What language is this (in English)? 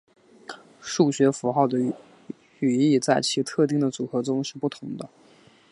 Chinese